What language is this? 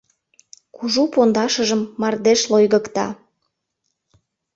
Mari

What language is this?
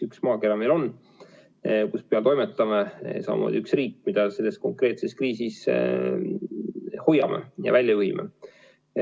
Estonian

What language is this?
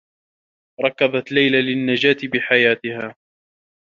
Arabic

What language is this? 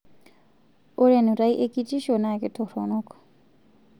Masai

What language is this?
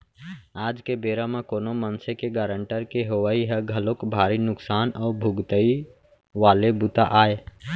Chhattisgarhi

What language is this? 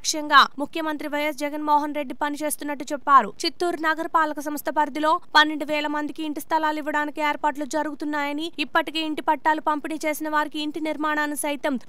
Hindi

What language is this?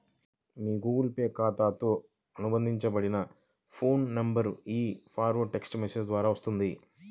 Telugu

